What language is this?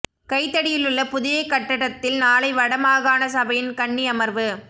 Tamil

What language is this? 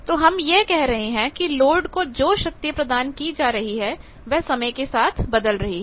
Hindi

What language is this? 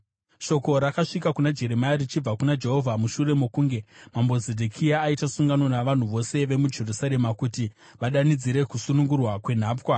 Shona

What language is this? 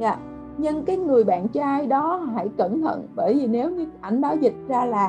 Vietnamese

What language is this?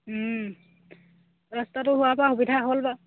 Assamese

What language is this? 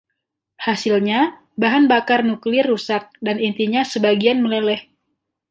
Indonesian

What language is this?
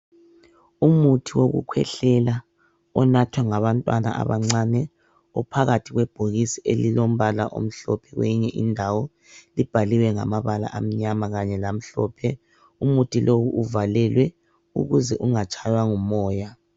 North Ndebele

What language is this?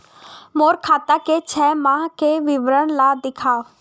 Chhattisgarhi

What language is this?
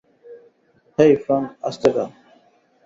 Bangla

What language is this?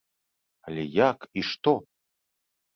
Belarusian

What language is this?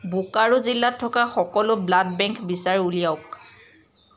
Assamese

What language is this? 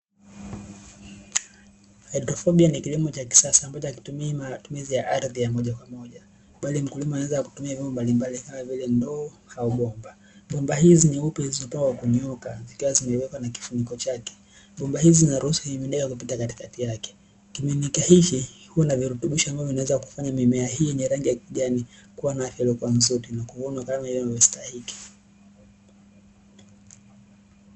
Swahili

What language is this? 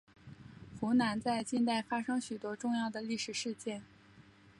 Chinese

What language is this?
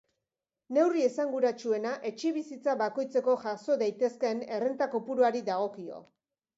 Basque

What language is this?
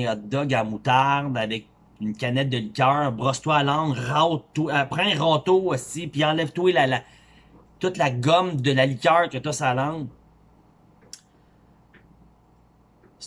French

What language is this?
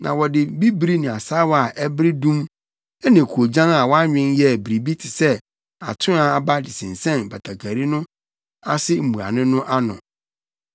Akan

